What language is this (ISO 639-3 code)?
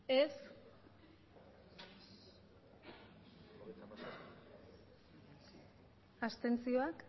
eus